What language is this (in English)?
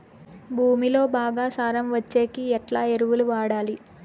Telugu